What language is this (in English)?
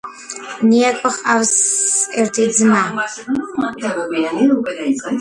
Georgian